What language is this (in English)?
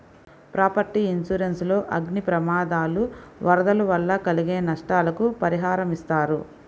Telugu